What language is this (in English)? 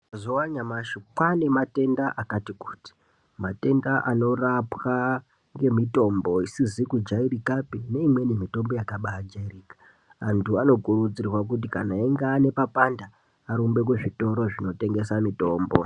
Ndau